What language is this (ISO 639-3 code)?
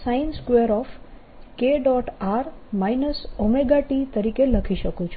guj